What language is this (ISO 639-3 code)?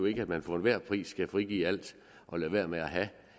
dan